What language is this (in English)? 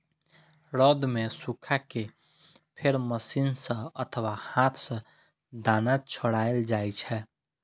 Maithili